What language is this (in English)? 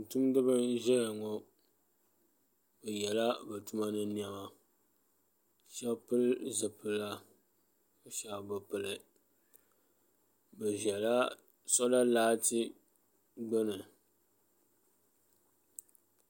Dagbani